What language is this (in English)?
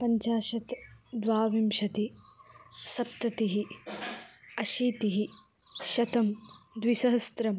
Sanskrit